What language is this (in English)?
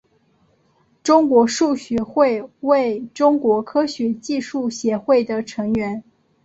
Chinese